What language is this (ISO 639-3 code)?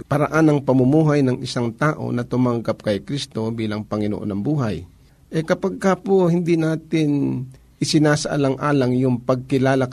fil